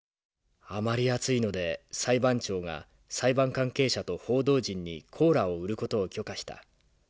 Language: Japanese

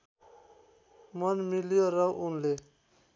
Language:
Nepali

